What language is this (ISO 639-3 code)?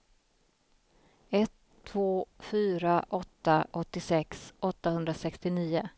swe